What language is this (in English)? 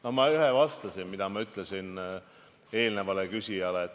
Estonian